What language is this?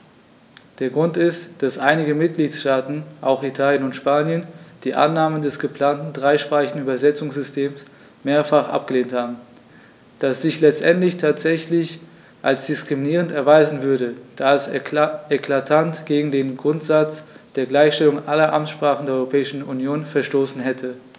German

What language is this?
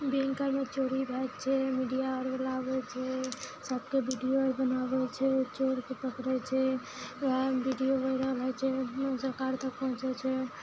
Maithili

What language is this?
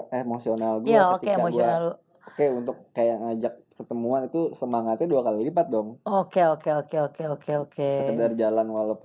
Indonesian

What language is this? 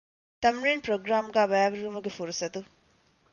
Divehi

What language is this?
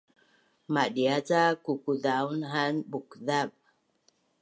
Bunun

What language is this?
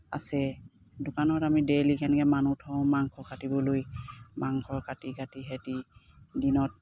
Assamese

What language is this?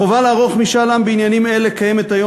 Hebrew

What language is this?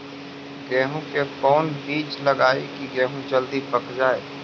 Magahi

